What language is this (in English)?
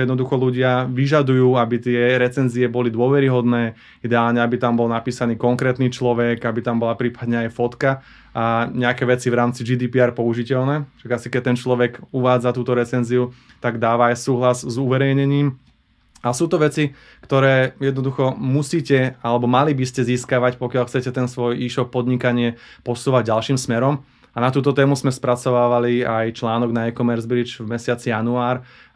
Slovak